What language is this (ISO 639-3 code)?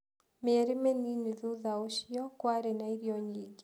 kik